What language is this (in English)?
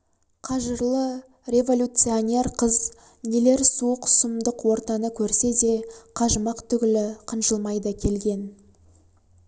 Kazakh